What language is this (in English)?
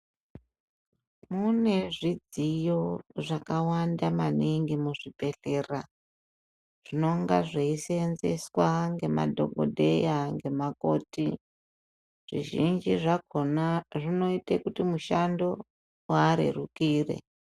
Ndau